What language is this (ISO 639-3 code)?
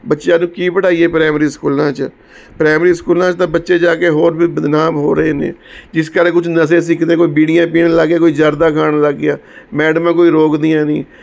pan